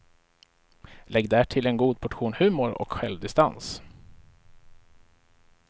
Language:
Swedish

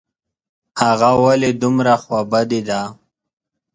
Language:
Pashto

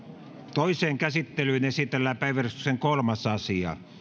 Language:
Finnish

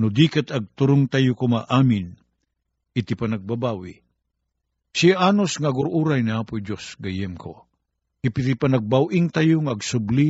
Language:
Filipino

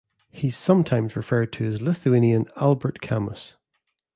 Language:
English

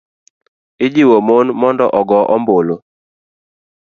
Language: Luo (Kenya and Tanzania)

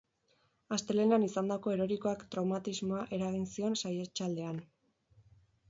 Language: Basque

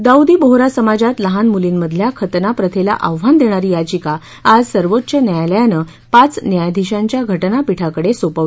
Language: Marathi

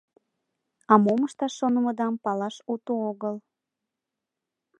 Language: Mari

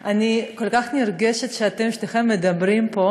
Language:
Hebrew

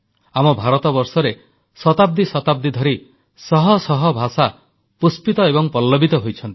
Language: Odia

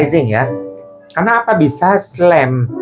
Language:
Indonesian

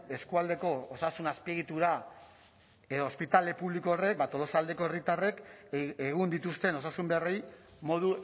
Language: Basque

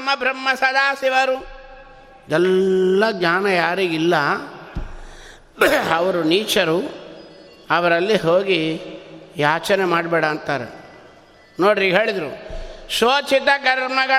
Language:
Kannada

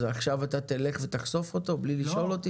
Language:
Hebrew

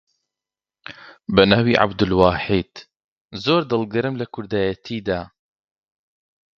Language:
Central Kurdish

